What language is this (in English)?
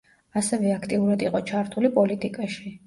Georgian